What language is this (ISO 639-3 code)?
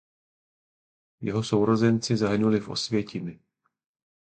ces